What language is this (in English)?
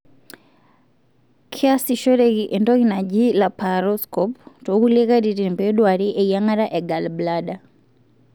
Masai